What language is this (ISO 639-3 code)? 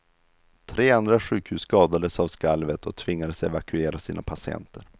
swe